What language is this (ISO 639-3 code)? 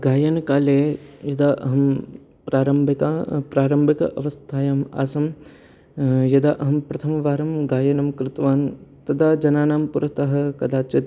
san